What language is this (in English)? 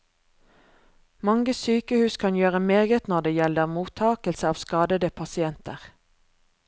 Norwegian